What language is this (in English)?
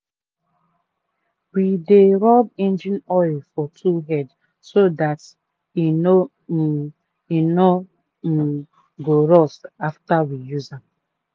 Nigerian Pidgin